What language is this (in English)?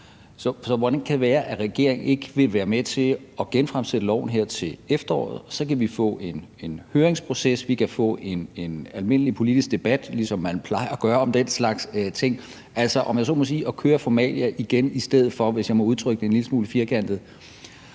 Danish